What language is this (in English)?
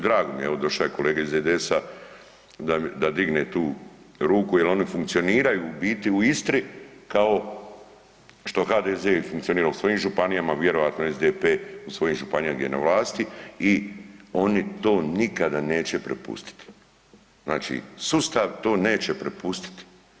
Croatian